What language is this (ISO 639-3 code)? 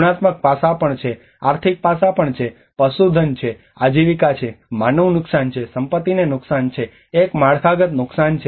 guj